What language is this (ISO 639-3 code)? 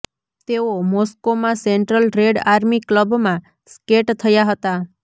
guj